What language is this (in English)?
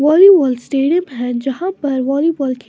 Hindi